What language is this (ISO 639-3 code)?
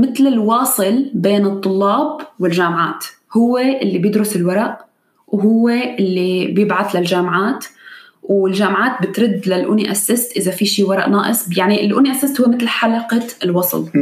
ara